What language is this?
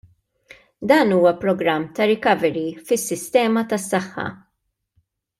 Maltese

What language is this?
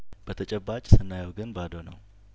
Amharic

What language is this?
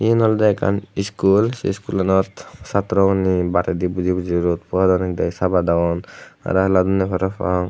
Chakma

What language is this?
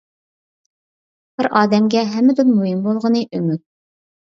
Uyghur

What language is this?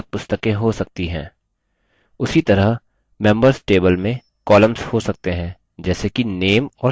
Hindi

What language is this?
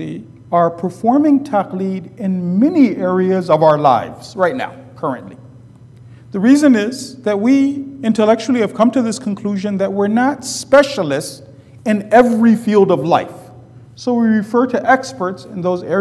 English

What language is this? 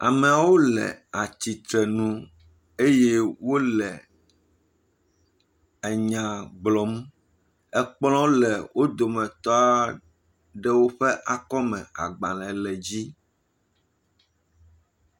Ewe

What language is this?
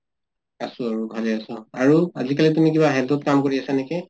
Assamese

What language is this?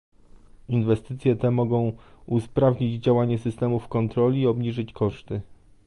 Polish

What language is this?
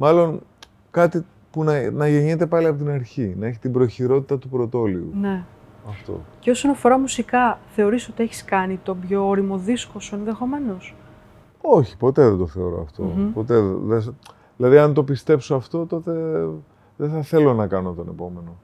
Greek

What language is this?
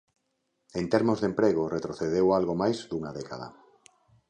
Galician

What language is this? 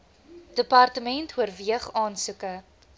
Afrikaans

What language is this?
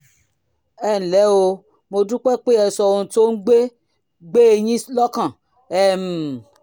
Yoruba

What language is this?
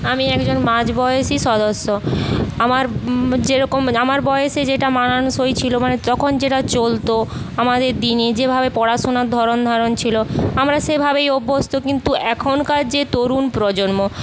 Bangla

